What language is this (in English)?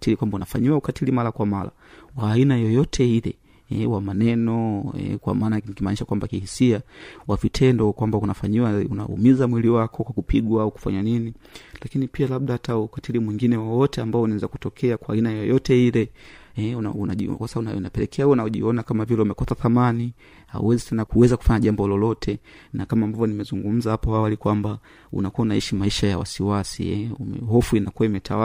Swahili